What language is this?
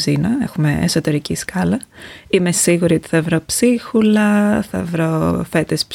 Greek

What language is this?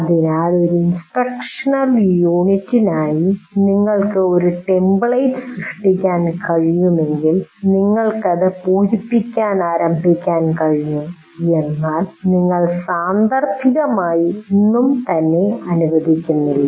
Malayalam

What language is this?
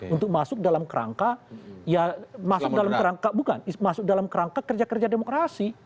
Indonesian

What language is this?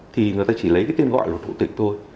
Vietnamese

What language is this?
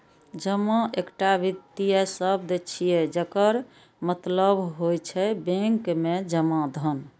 Maithili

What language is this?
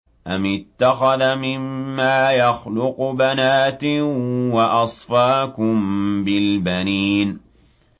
Arabic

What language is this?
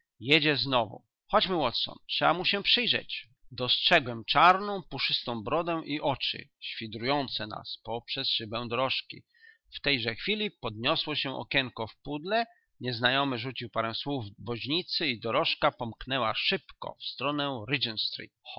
Polish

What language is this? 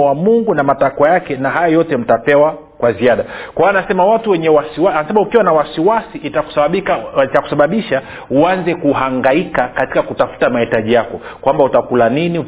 Swahili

